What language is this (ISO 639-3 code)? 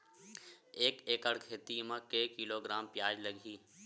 hne